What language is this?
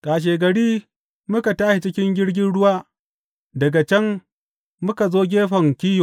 Hausa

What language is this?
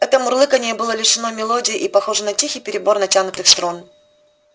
Russian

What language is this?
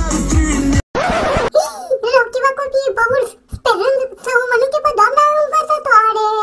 Romanian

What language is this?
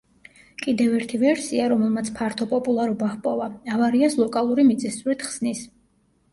Georgian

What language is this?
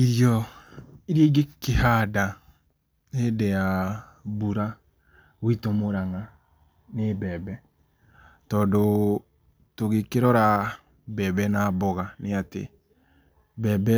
Kikuyu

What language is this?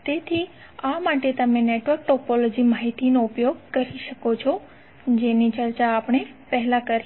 Gujarati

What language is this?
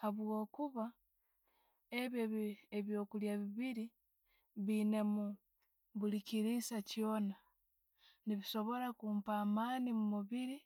Tooro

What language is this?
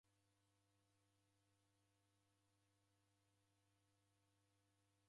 Taita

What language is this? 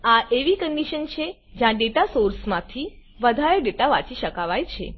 Gujarati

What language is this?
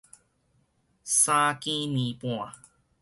Min Nan Chinese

